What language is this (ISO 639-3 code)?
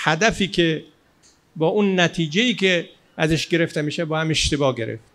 fas